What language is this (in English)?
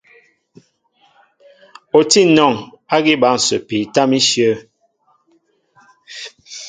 Mbo (Cameroon)